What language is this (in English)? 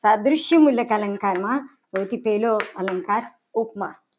Gujarati